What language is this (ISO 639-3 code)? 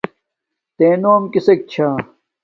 dmk